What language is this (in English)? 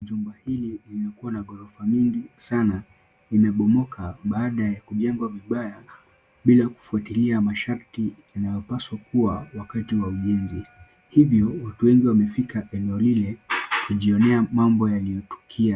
Swahili